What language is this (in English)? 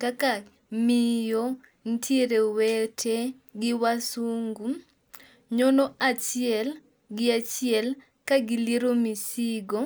Luo (Kenya and Tanzania)